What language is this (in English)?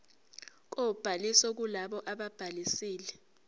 Zulu